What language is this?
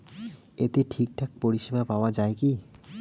Bangla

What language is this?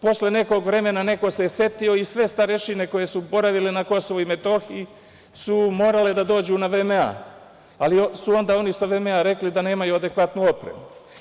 Serbian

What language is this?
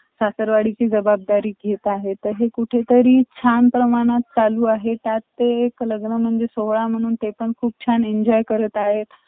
Marathi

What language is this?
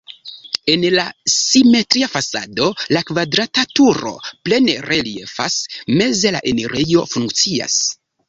Esperanto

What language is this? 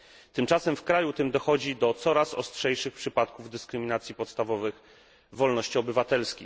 Polish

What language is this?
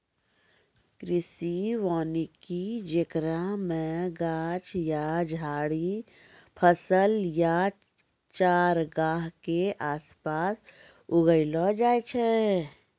Maithili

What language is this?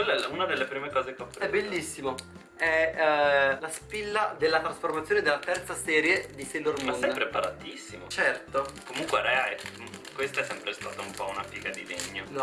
Italian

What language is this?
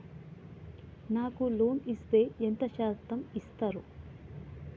Telugu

